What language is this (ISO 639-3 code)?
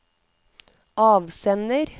nor